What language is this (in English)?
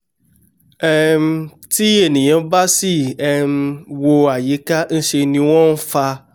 Yoruba